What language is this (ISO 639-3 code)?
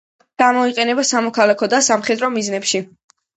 kat